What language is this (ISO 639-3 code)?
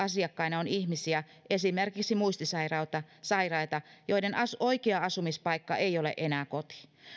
fin